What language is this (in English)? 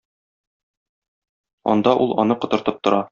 Tatar